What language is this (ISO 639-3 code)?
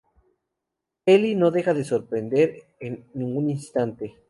spa